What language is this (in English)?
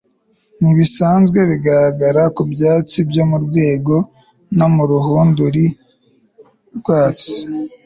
Kinyarwanda